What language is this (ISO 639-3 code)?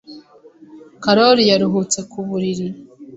kin